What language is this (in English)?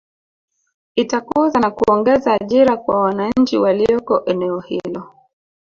Swahili